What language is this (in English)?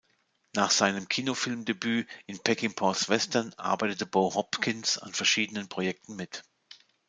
German